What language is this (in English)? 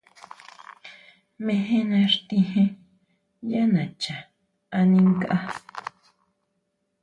Huautla Mazatec